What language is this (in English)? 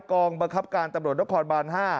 Thai